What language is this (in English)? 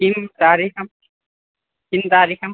Sanskrit